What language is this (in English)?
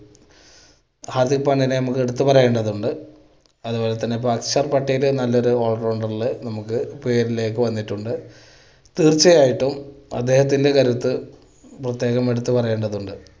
Malayalam